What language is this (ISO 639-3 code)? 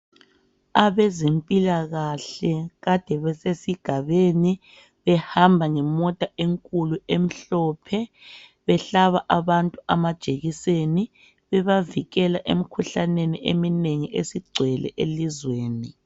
nde